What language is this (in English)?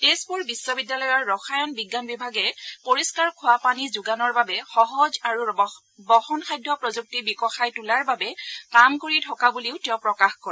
Assamese